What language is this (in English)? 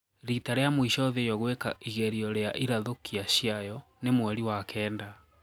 Kikuyu